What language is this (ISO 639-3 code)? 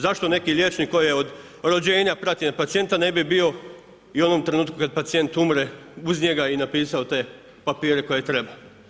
hrv